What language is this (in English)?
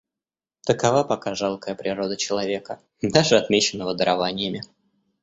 Russian